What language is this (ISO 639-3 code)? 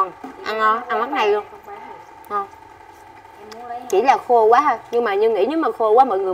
vie